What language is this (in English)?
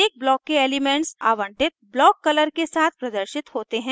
Hindi